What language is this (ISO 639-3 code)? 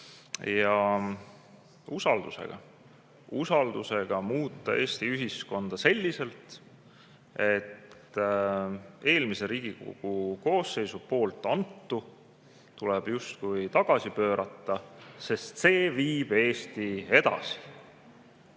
est